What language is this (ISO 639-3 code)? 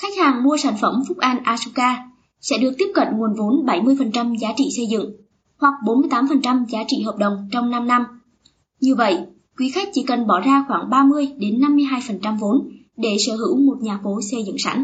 vie